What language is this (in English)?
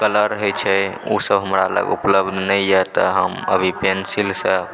Maithili